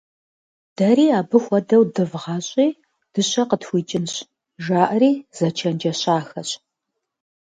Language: Kabardian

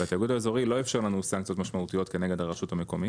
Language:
Hebrew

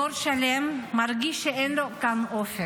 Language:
Hebrew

